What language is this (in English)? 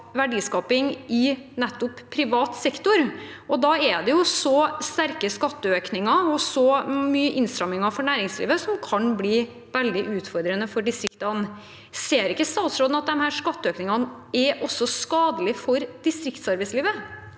Norwegian